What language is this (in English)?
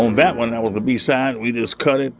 English